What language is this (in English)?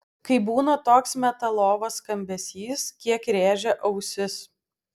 Lithuanian